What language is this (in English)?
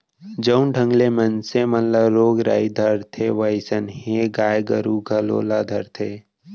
Chhattisgarhi